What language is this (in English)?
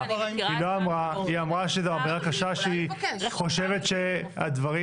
Hebrew